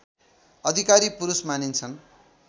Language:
Nepali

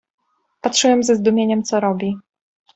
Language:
Polish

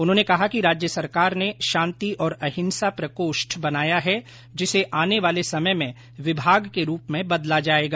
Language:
Hindi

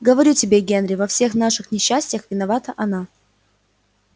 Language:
Russian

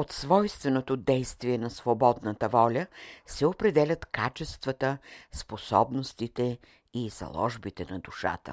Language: Bulgarian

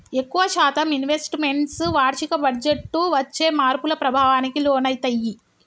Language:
Telugu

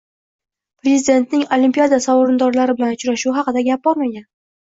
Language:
Uzbek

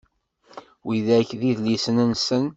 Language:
Kabyle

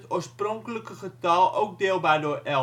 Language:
Dutch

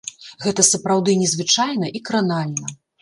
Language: Belarusian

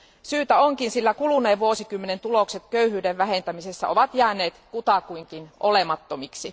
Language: Finnish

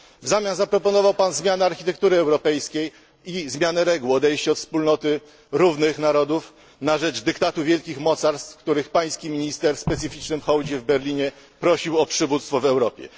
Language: Polish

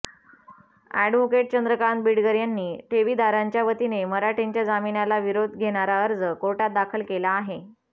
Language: Marathi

